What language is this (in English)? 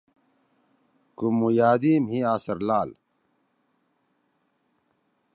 Torwali